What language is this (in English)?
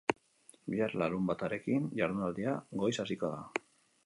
Basque